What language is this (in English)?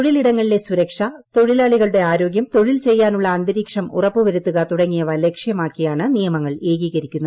Malayalam